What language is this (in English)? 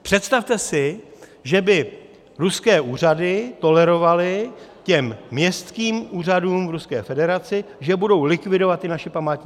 Czech